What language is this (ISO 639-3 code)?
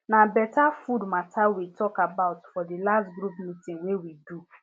pcm